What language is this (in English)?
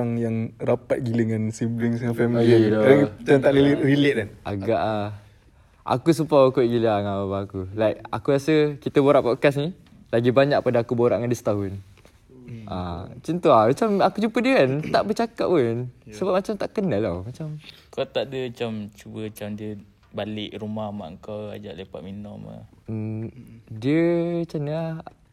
Malay